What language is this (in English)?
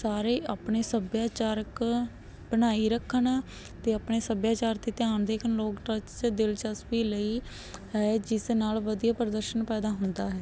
Punjabi